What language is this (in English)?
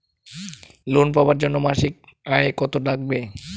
Bangla